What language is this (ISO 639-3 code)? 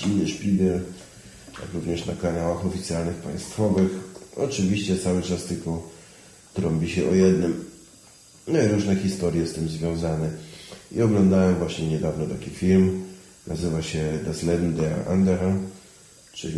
pol